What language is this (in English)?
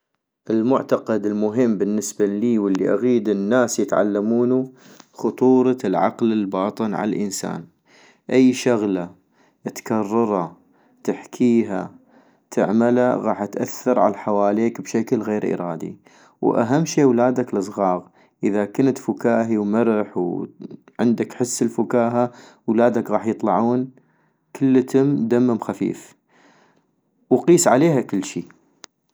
North Mesopotamian Arabic